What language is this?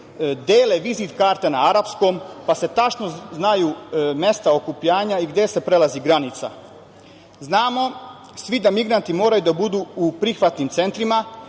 Serbian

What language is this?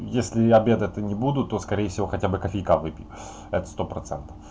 Russian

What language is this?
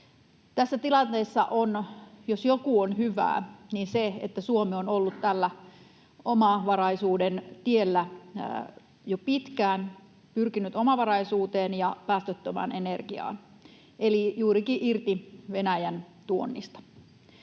Finnish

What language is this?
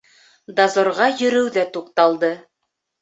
Bashkir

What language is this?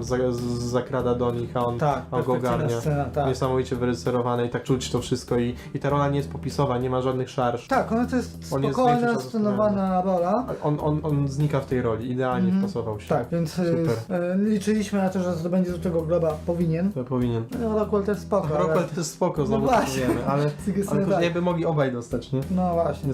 Polish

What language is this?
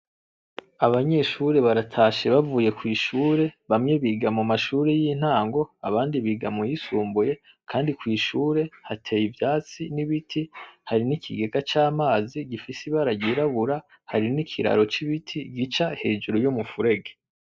Rundi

